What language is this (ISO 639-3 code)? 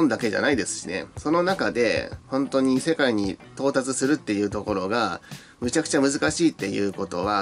jpn